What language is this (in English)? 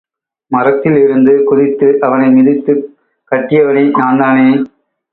Tamil